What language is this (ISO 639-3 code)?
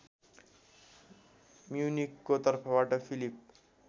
nep